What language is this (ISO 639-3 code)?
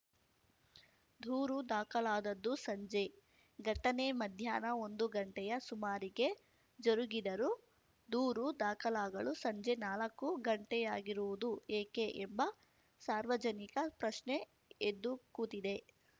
kan